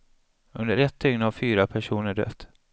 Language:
Swedish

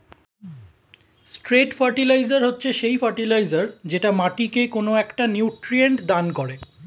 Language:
Bangla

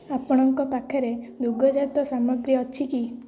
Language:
Odia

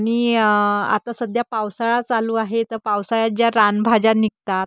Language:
Marathi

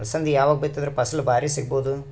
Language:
Kannada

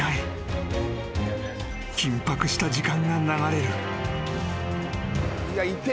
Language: Japanese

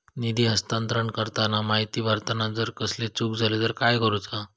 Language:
Marathi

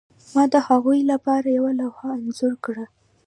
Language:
Pashto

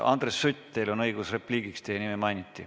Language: Estonian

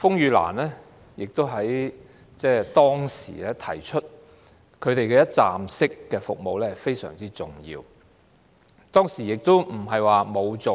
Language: Cantonese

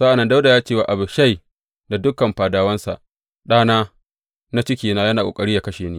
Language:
Hausa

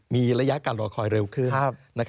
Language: Thai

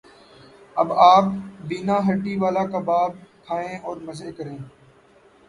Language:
Urdu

